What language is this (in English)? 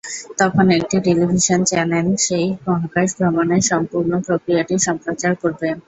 Bangla